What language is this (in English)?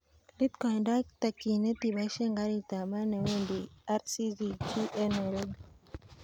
Kalenjin